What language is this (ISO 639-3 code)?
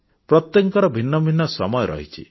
ori